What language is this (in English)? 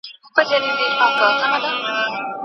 Pashto